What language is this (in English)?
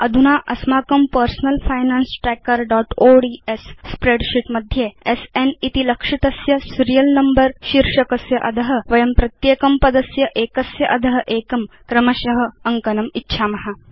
Sanskrit